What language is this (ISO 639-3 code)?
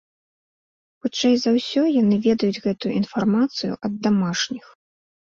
bel